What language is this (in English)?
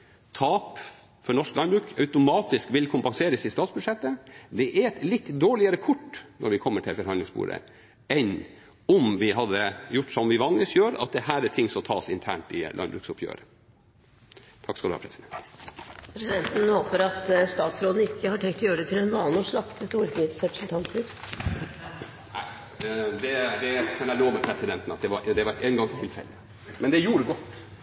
Norwegian